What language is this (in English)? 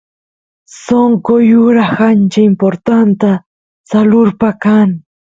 Santiago del Estero Quichua